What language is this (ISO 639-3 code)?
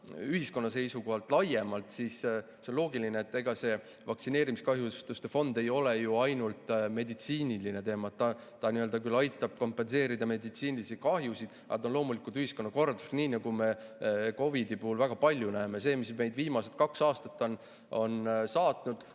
est